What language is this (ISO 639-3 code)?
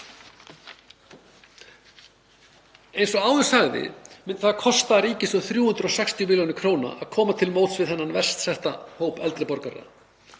isl